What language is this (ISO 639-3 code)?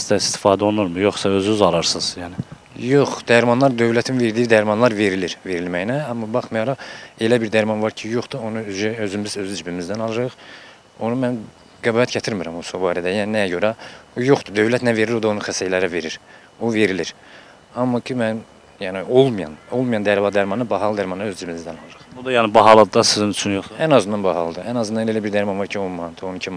tur